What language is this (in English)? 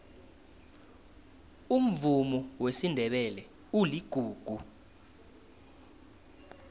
South Ndebele